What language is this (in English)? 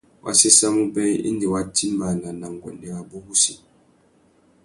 Tuki